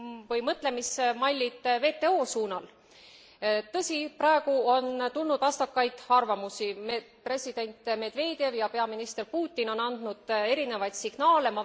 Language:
Estonian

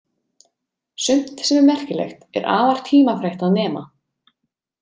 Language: Icelandic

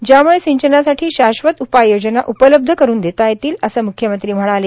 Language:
Marathi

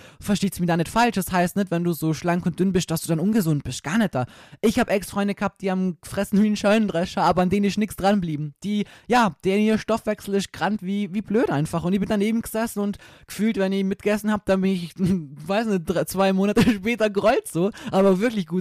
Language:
German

